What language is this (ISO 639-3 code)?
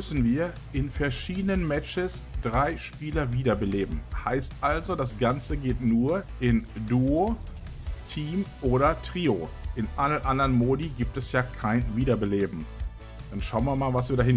deu